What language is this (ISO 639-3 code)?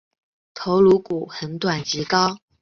zho